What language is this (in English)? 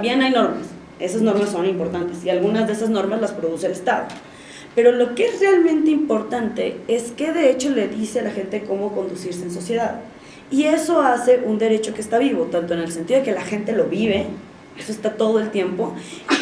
Spanish